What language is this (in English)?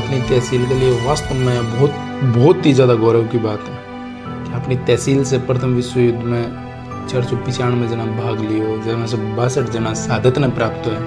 Hindi